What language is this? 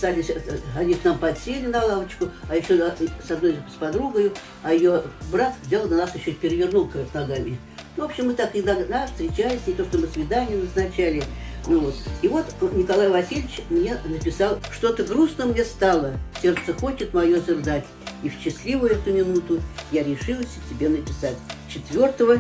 Russian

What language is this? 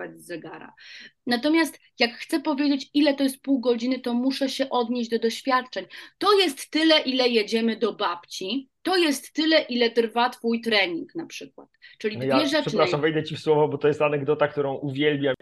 Polish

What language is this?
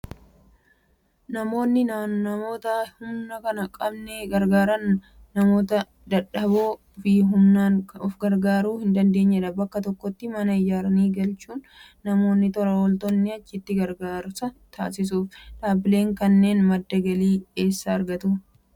Oromo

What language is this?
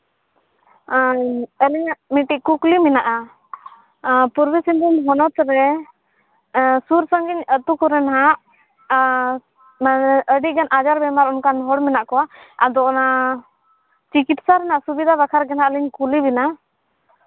Santali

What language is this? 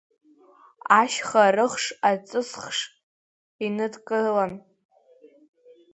Abkhazian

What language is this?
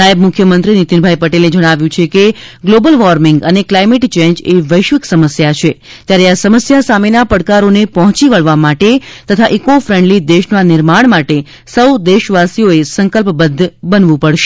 Gujarati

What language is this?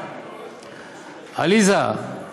Hebrew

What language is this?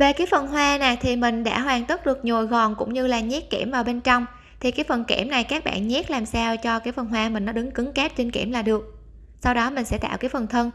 Vietnamese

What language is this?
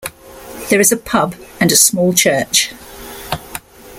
English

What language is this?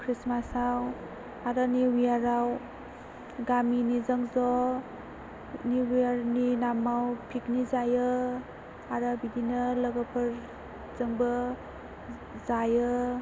Bodo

